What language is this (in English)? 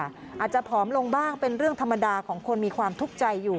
Thai